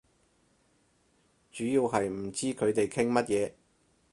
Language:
Cantonese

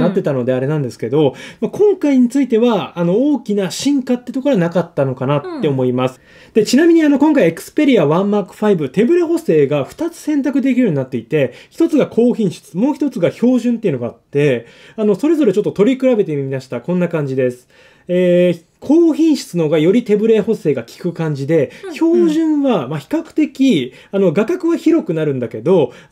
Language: Japanese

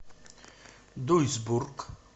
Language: Russian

